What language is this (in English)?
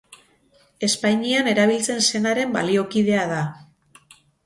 Basque